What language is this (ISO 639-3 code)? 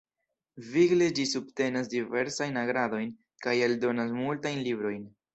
epo